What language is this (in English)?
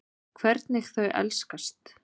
Icelandic